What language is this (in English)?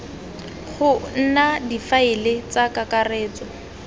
Tswana